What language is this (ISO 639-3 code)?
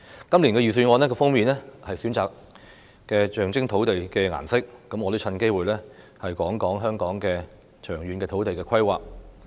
yue